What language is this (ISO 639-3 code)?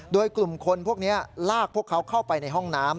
tha